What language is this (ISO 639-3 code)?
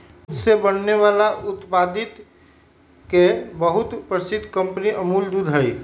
mag